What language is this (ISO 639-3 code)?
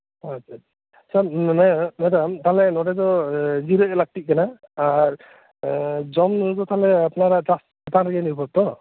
sat